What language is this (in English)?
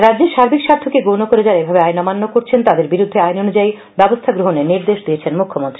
Bangla